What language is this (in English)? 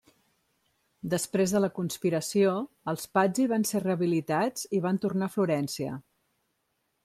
Catalan